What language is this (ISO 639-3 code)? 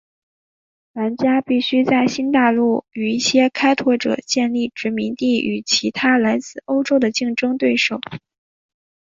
zho